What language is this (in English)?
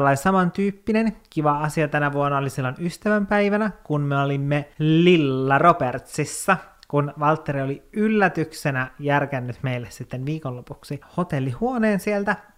Finnish